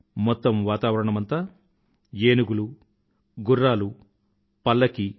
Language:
Telugu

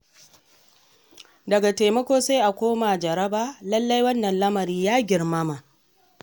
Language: Hausa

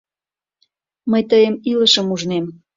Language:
Mari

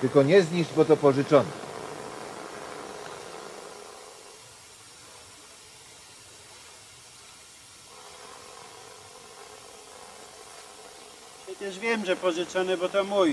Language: Polish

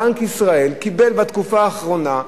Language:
Hebrew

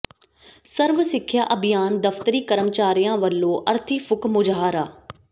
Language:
Punjabi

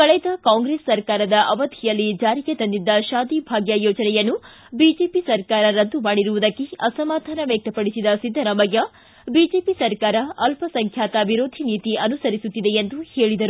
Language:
Kannada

